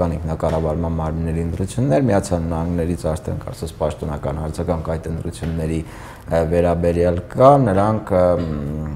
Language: Romanian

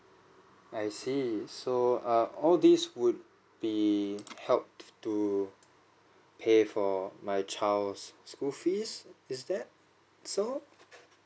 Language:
English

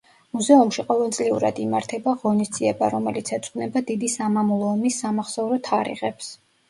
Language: Georgian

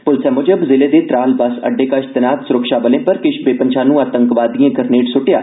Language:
Dogri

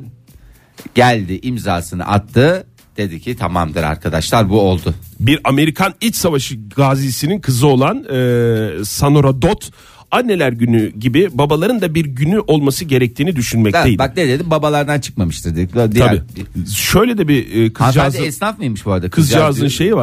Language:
Turkish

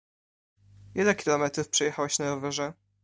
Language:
Polish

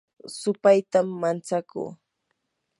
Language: Yanahuanca Pasco Quechua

